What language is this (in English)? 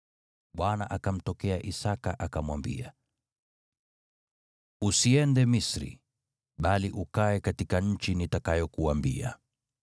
Swahili